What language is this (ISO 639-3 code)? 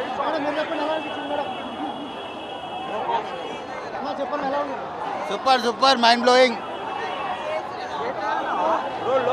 ara